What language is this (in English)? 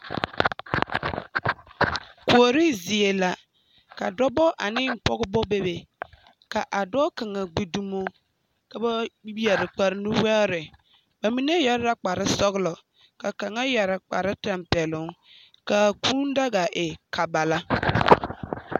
Southern Dagaare